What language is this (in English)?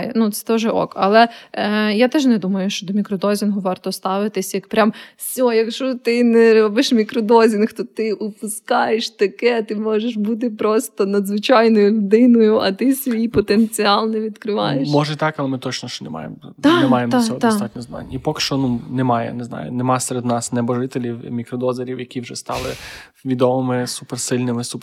Ukrainian